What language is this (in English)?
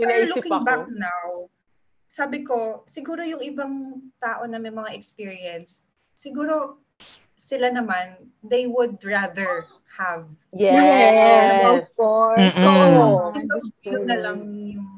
Filipino